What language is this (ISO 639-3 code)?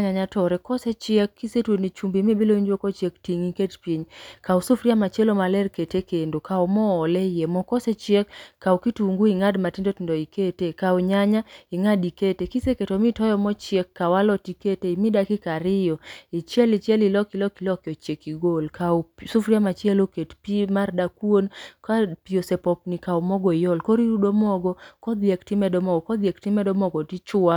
luo